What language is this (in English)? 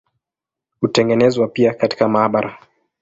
Swahili